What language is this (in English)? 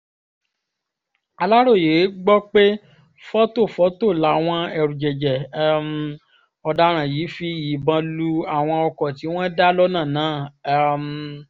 Yoruba